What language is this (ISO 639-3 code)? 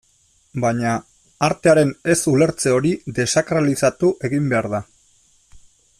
eus